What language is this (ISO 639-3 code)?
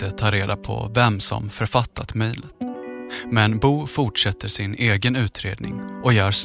swe